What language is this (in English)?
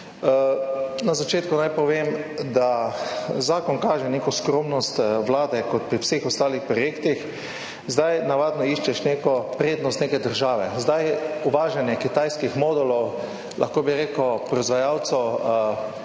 Slovenian